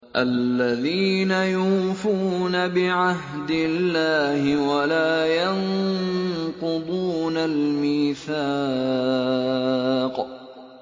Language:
Arabic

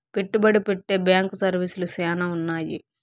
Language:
Telugu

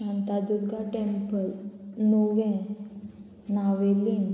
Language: Konkani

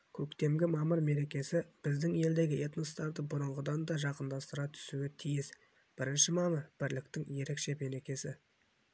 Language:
Kazakh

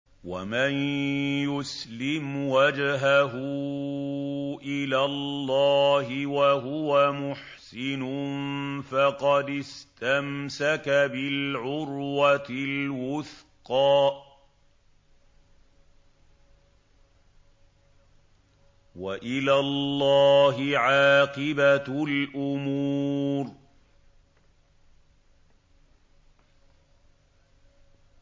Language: Arabic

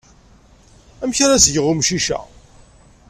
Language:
Kabyle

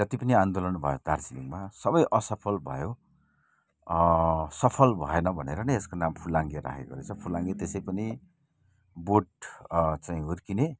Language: Nepali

